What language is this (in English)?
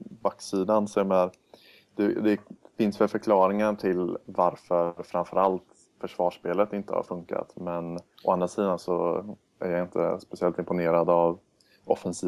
Swedish